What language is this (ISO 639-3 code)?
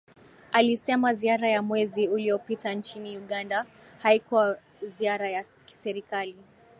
swa